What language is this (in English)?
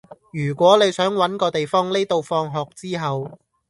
Cantonese